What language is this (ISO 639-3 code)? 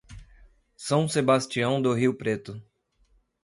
por